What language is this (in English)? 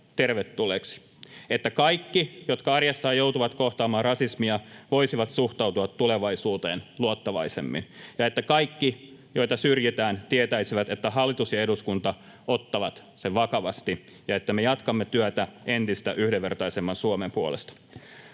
Finnish